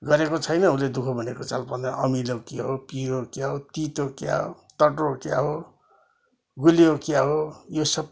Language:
Nepali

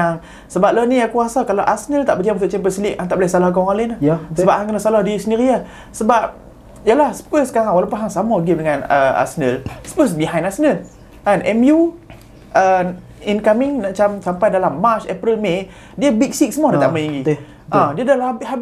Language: Malay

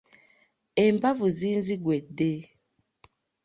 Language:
Ganda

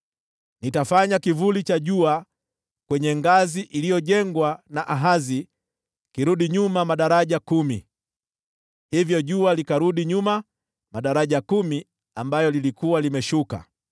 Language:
Swahili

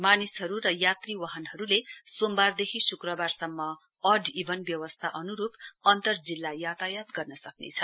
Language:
Nepali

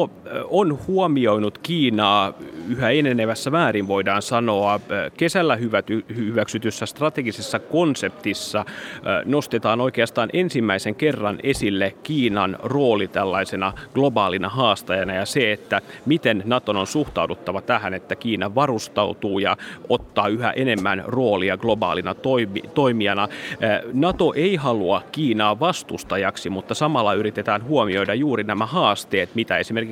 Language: Finnish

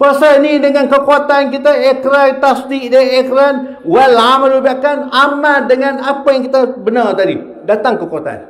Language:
Malay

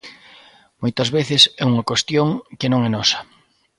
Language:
Galician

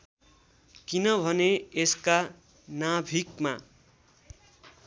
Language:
Nepali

